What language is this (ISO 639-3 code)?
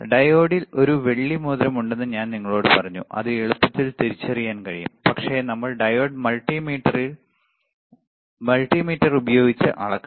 mal